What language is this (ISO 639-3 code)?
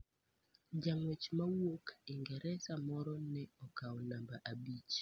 luo